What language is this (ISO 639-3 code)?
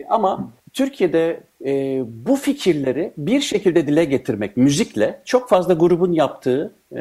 tur